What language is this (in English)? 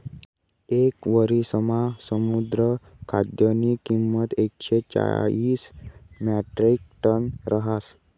Marathi